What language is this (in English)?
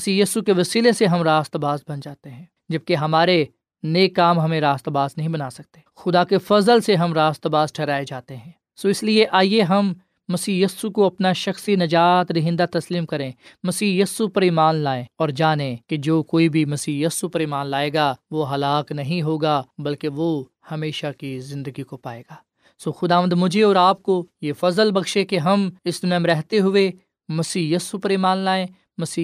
Urdu